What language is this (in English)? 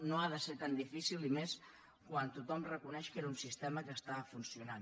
Catalan